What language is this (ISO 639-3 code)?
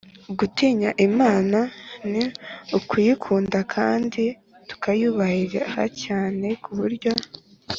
kin